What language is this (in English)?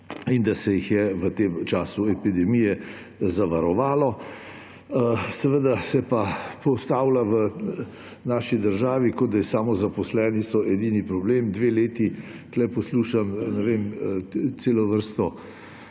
Slovenian